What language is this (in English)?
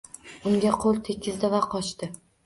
Uzbek